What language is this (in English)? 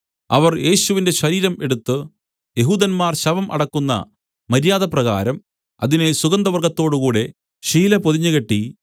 Malayalam